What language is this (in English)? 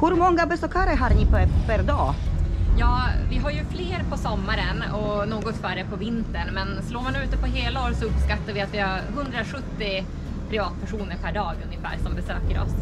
Swedish